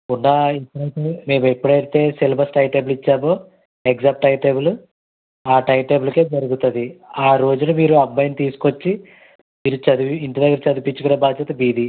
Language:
Telugu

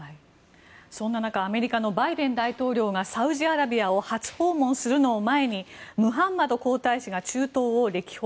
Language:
Japanese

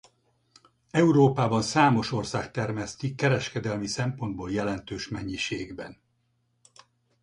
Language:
Hungarian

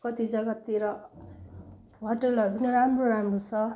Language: Nepali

